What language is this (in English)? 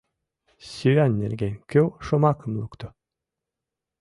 Mari